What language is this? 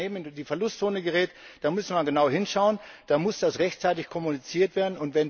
German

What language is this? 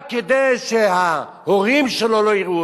Hebrew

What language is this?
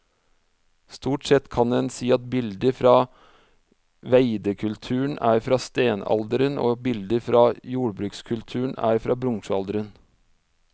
Norwegian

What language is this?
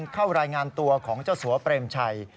Thai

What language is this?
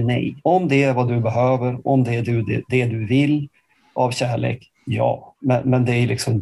Swedish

